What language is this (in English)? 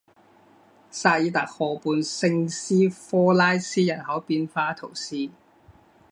Chinese